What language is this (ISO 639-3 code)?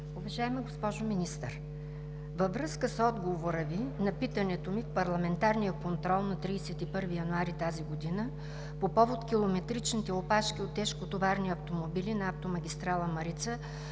bul